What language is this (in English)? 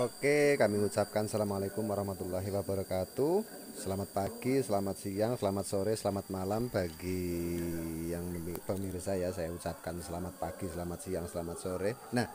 Indonesian